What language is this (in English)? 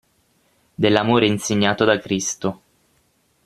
Italian